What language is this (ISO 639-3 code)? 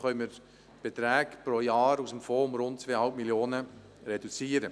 gsw